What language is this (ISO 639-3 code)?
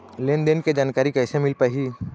hne